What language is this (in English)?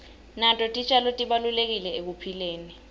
Swati